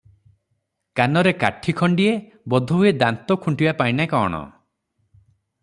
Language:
Odia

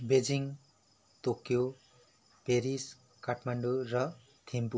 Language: Nepali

